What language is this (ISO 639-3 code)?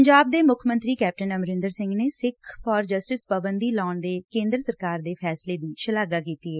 pan